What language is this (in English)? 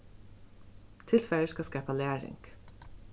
Faroese